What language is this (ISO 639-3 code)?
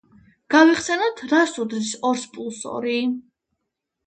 kat